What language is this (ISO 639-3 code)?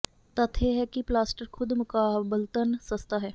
pan